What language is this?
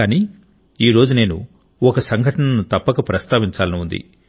Telugu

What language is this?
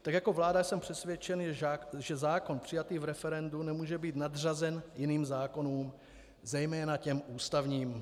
Czech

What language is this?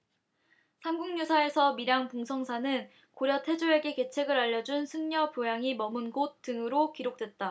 Korean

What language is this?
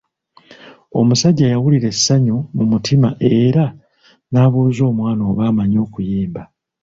Ganda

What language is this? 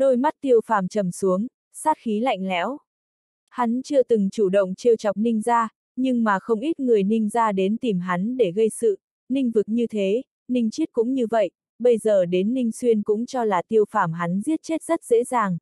Vietnamese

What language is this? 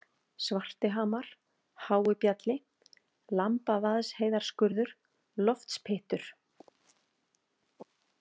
Icelandic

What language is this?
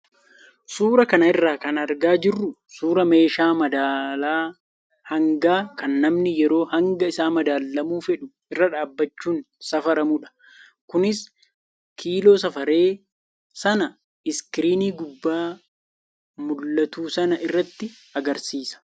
Oromo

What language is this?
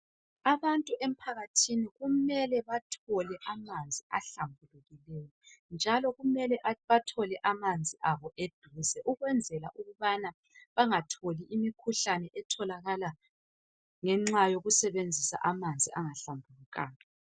North Ndebele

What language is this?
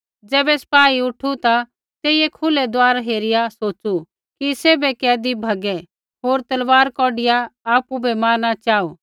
Kullu Pahari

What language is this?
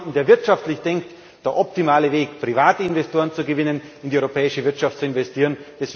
German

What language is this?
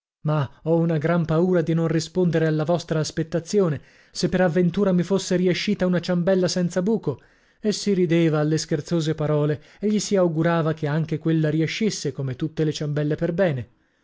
Italian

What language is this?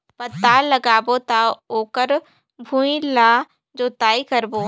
Chhattisgarhi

